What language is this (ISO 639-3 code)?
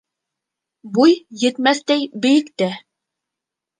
bak